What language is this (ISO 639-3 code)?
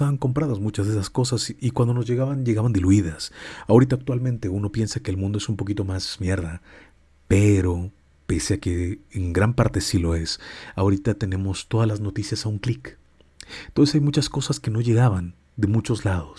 spa